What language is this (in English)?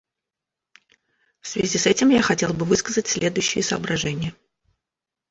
Russian